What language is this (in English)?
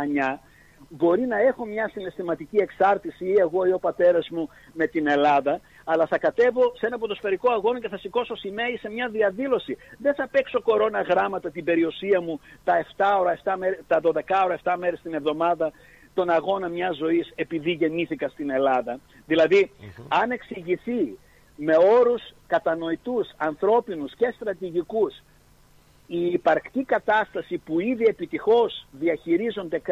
Greek